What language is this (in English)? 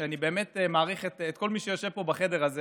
Hebrew